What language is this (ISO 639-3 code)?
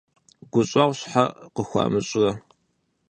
kbd